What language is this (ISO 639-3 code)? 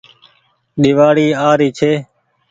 gig